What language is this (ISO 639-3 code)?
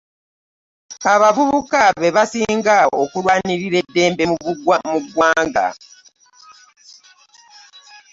lug